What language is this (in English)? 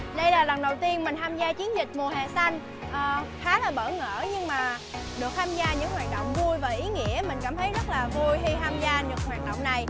Vietnamese